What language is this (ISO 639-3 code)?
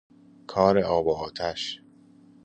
fas